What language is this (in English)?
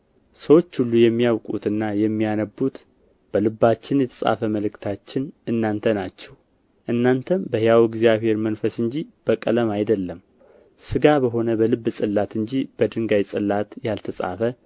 Amharic